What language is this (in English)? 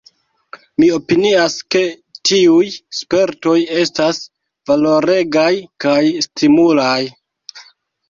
Esperanto